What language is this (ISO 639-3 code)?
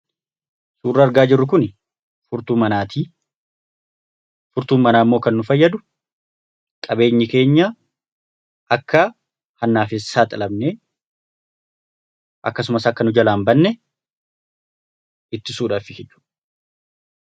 orm